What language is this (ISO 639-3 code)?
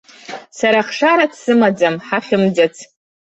abk